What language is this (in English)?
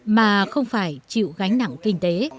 Vietnamese